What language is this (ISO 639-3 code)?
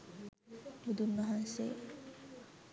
sin